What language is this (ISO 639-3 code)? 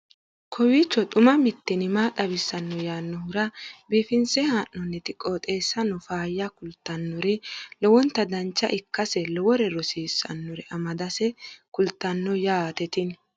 sid